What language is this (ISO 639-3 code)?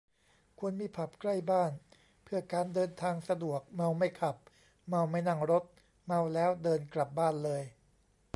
tha